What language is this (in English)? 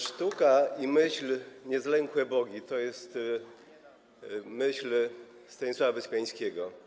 Polish